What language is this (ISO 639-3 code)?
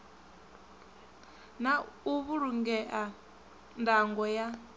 ven